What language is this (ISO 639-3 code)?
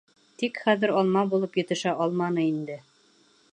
bak